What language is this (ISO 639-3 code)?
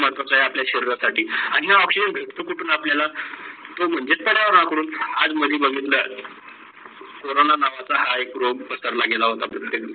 mar